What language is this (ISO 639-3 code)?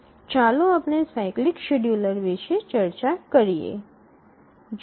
guj